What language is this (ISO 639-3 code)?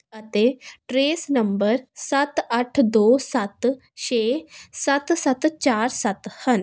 pan